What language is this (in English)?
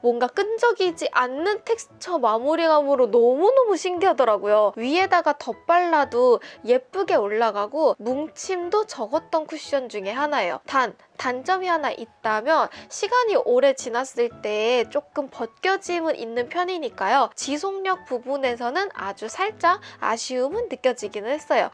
Korean